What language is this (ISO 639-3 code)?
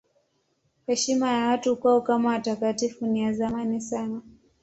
swa